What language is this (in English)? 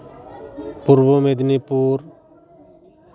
Santali